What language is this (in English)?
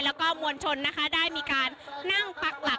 Thai